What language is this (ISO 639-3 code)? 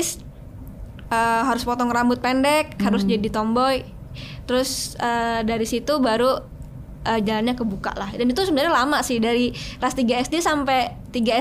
ind